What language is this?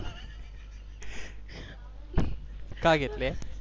Marathi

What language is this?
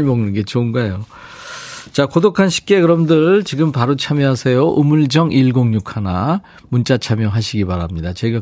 Korean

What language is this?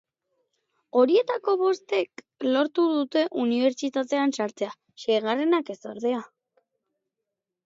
Basque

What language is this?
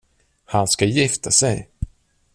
Swedish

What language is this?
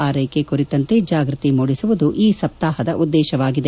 Kannada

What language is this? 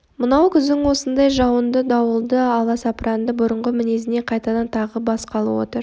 Kazakh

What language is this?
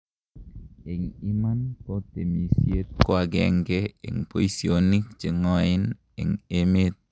Kalenjin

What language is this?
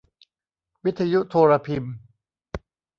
Thai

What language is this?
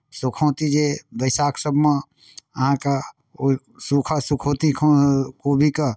Maithili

